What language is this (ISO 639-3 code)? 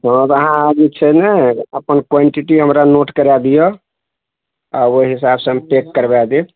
mai